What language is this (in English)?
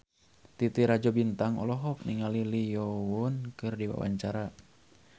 Sundanese